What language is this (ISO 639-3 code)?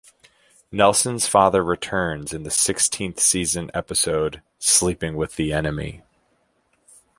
eng